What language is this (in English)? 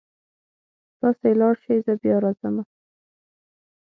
Pashto